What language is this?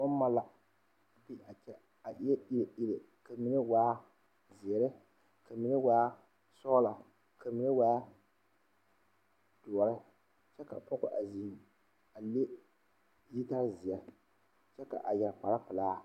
Southern Dagaare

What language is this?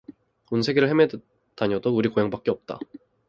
Korean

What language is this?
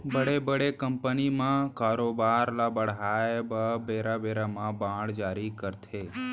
Chhattisgarhi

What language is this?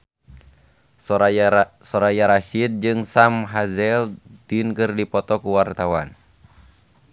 Sundanese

